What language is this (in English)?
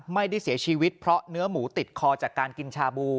Thai